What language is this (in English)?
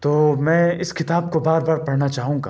Urdu